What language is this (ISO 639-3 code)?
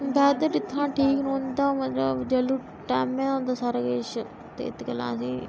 doi